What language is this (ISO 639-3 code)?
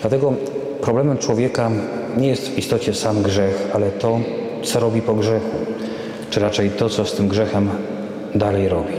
pol